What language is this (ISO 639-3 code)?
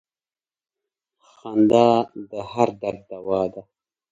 pus